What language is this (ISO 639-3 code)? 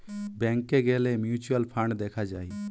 ben